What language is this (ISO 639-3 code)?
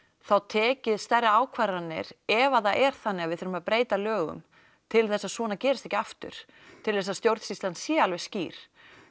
isl